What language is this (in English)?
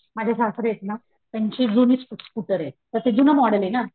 Marathi